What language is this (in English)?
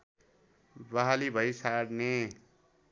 Nepali